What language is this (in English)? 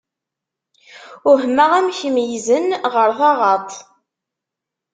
Kabyle